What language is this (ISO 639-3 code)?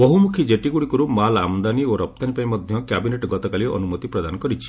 ori